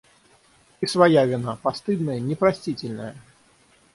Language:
Russian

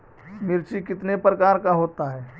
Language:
Magahi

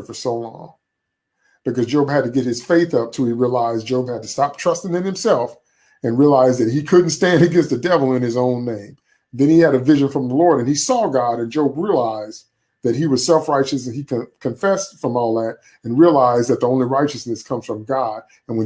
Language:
English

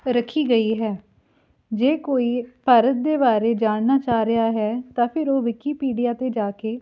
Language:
Punjabi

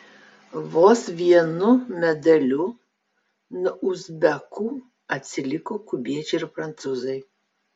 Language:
Lithuanian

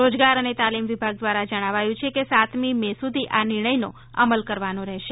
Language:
Gujarati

